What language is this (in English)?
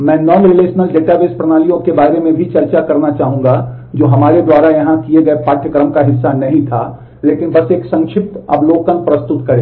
Hindi